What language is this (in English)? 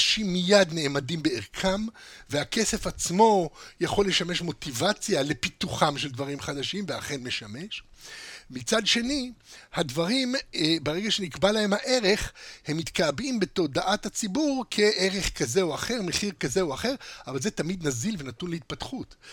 Hebrew